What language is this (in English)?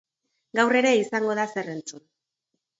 Basque